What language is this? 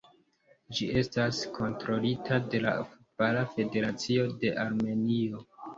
Esperanto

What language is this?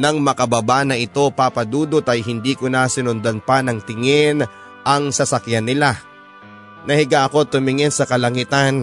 Filipino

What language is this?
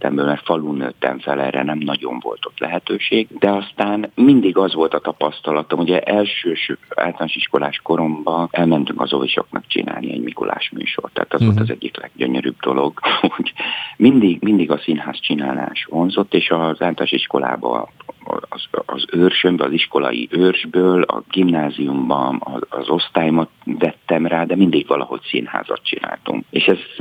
Hungarian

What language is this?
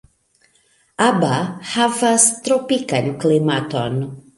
Esperanto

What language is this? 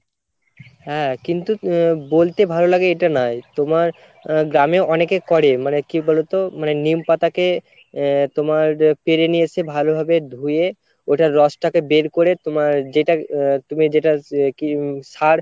Bangla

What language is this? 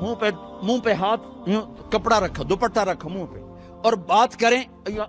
Urdu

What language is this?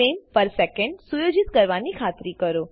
Gujarati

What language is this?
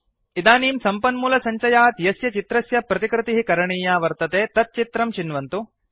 Sanskrit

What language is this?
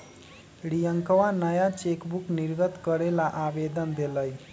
Magahi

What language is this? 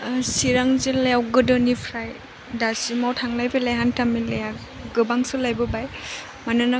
Bodo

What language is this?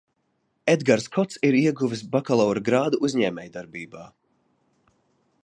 Latvian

